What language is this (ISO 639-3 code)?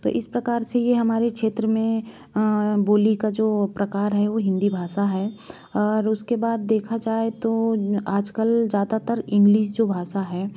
hin